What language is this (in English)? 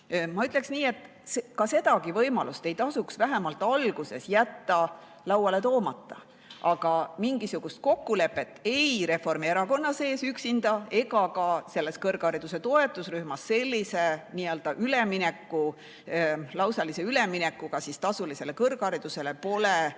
Estonian